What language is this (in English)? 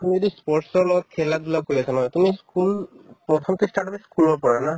Assamese